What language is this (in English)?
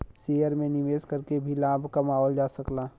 Bhojpuri